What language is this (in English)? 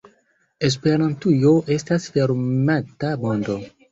Esperanto